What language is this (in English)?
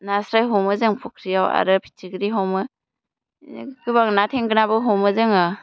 Bodo